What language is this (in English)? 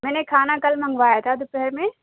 Urdu